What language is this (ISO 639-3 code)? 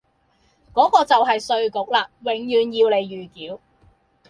yue